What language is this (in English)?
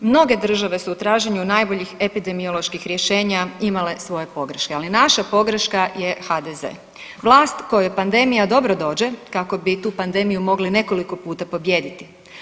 Croatian